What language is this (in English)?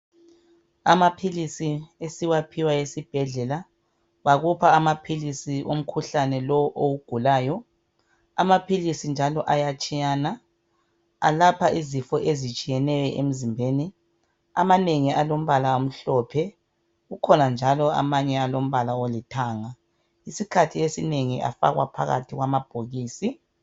North Ndebele